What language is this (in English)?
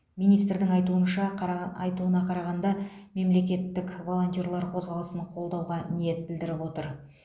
Kazakh